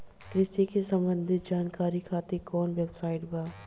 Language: Bhojpuri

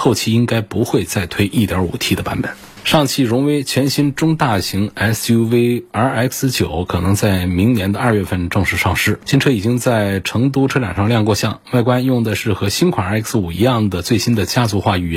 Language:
Chinese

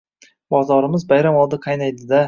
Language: Uzbek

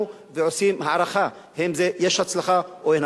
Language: Hebrew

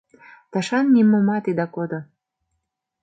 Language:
Mari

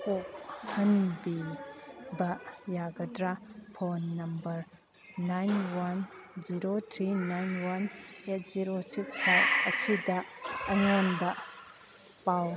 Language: Manipuri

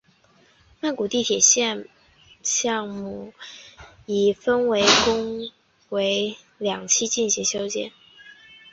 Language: Chinese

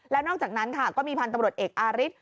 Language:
Thai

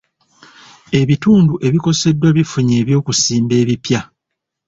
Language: Ganda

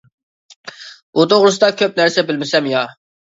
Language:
Uyghur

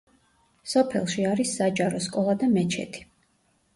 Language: Georgian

